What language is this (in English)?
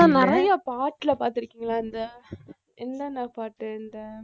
Tamil